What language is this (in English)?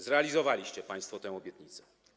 Polish